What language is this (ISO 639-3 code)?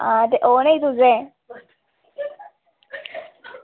doi